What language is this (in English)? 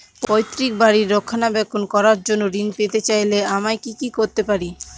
Bangla